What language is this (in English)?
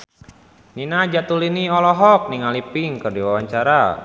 Sundanese